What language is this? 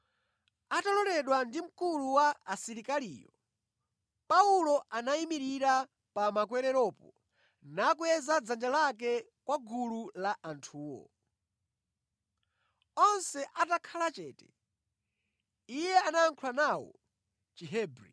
Nyanja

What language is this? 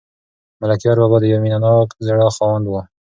Pashto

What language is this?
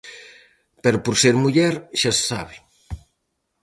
Galician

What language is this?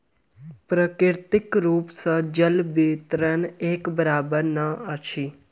Maithili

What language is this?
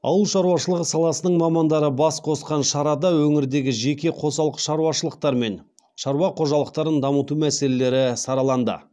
Kazakh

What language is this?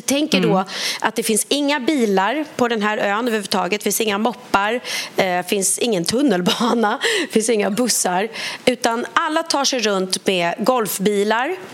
Swedish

